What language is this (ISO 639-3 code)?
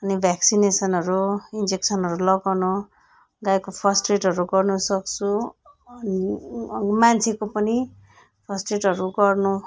nep